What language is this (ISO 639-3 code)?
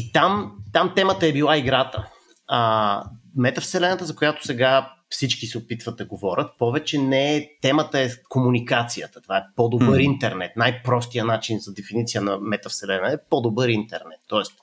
bul